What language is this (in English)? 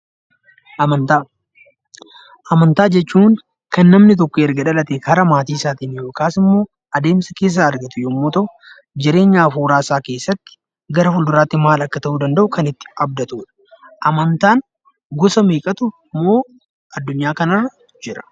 Oromo